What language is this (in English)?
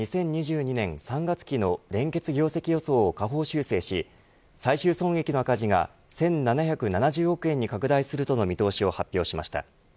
Japanese